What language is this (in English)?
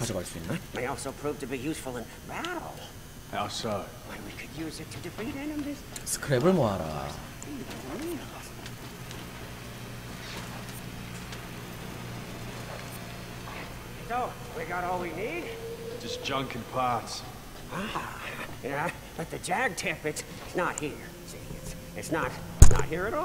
Korean